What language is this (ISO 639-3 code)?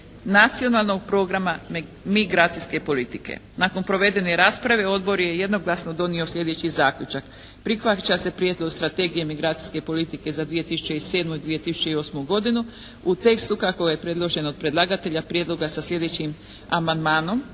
hrv